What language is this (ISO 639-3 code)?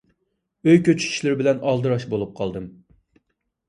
uig